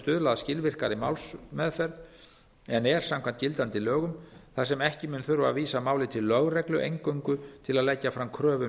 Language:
Icelandic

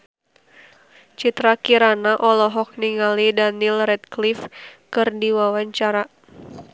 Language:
Sundanese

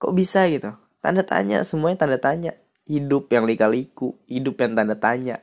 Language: Indonesian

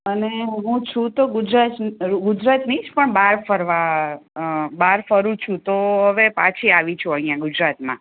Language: Gujarati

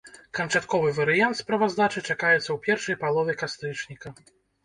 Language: Belarusian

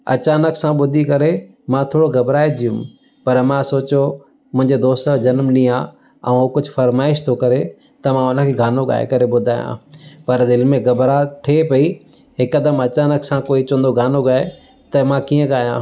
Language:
Sindhi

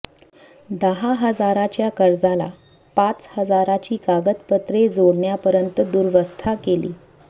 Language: Marathi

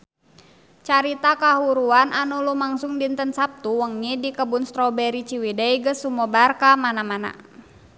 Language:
Sundanese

